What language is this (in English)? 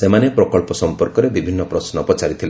Odia